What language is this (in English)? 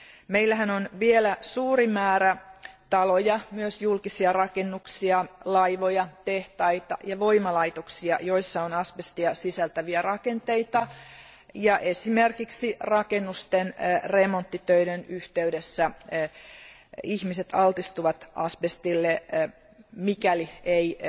Finnish